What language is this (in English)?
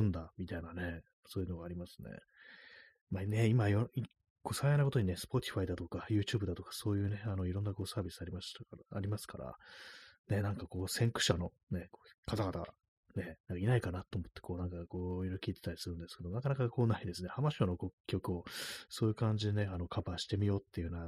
Japanese